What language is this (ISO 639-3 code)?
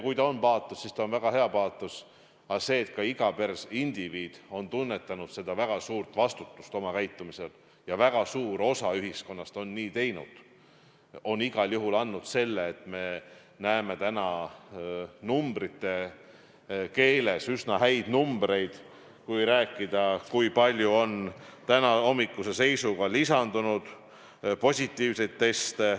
est